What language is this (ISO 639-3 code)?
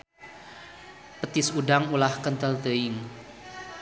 sun